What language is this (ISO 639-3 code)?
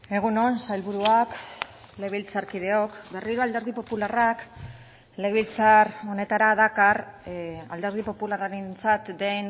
eus